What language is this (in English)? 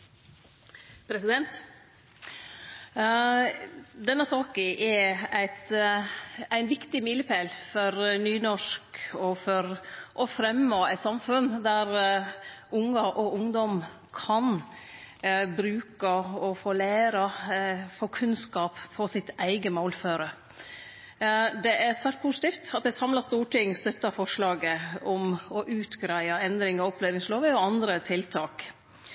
Norwegian